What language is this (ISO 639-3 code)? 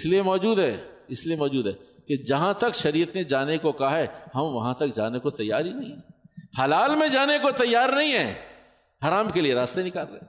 urd